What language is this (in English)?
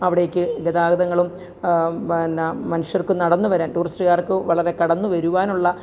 Malayalam